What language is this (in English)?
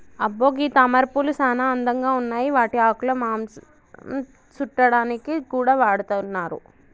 Telugu